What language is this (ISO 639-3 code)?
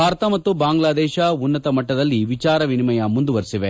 kan